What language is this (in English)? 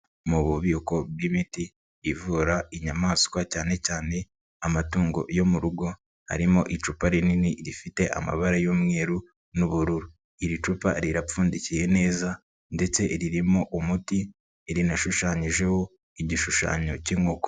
Kinyarwanda